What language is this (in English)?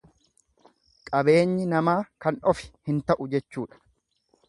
Oromo